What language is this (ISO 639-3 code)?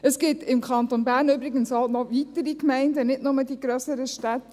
gsw